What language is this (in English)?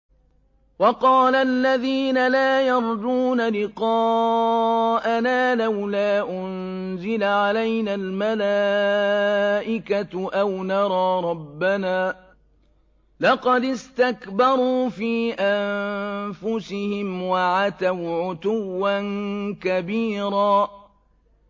Arabic